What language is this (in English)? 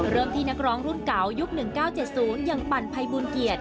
Thai